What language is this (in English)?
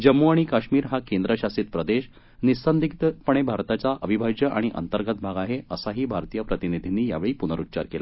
Marathi